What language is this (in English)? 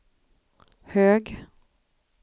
Swedish